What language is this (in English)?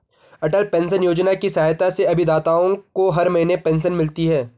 Hindi